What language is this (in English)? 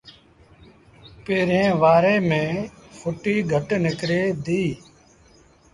Sindhi Bhil